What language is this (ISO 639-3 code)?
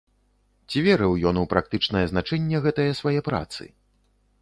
bel